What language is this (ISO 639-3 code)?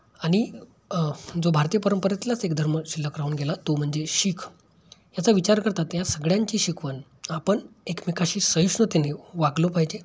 mar